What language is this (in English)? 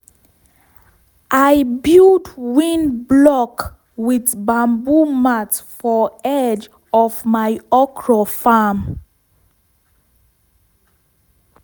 Nigerian Pidgin